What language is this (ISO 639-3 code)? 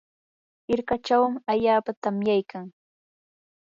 qur